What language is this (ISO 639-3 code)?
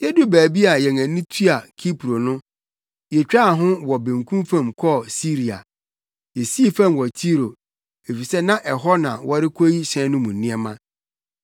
aka